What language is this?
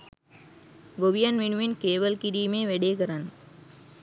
Sinhala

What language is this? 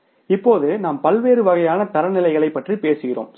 Tamil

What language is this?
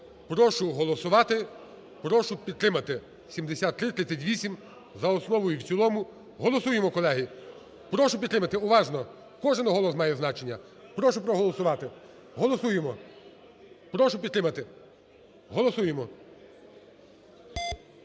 Ukrainian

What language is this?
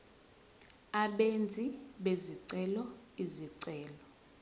Zulu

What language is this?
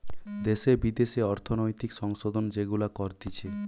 Bangla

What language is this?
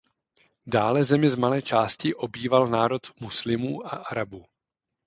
Czech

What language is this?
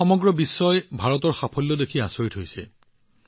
Assamese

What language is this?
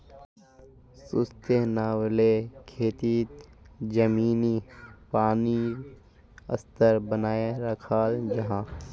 Magahi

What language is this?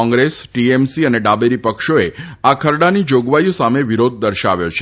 Gujarati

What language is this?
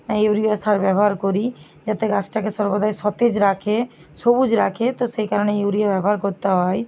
Bangla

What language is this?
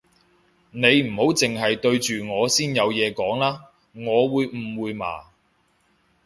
Cantonese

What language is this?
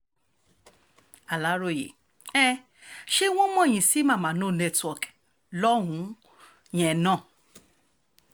Yoruba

